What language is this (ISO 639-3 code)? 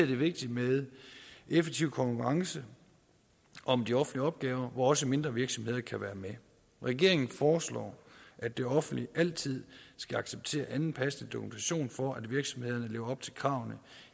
dan